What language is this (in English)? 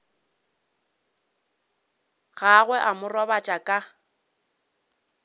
Northern Sotho